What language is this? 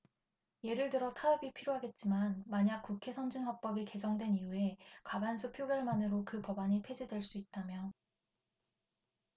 Korean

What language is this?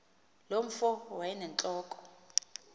Xhosa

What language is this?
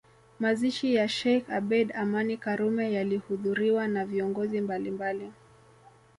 Swahili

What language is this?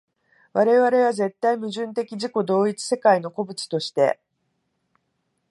Japanese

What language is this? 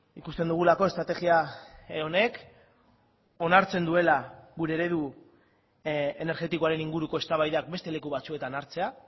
Basque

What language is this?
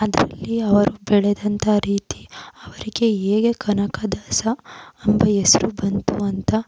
Kannada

